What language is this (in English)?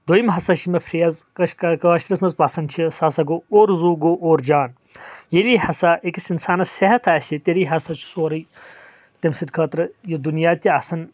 Kashmiri